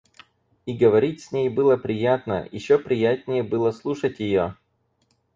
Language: Russian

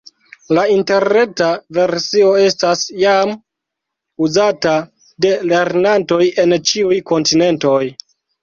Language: Esperanto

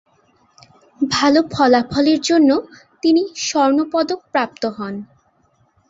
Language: Bangla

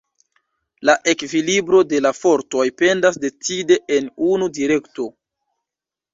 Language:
Esperanto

